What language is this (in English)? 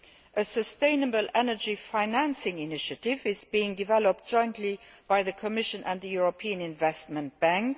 English